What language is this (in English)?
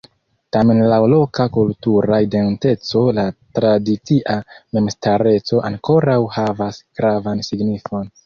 Esperanto